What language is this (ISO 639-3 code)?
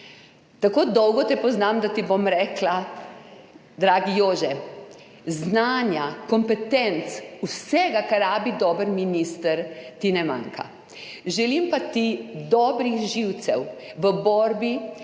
slv